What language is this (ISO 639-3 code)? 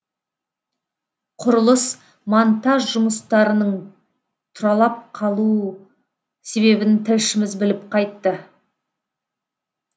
kaz